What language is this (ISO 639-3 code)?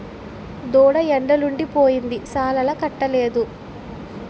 tel